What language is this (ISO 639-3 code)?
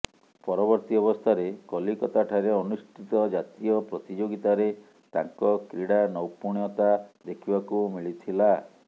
ori